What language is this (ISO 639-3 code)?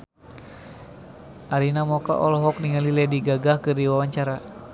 sun